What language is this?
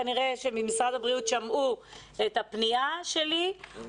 Hebrew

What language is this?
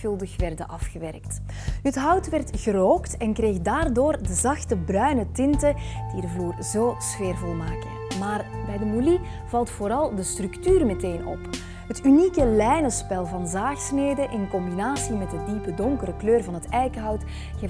Dutch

